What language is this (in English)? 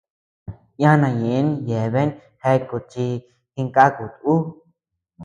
Tepeuxila Cuicatec